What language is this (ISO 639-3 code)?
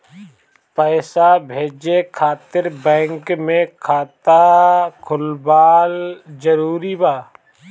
bho